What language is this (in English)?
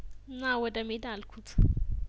Amharic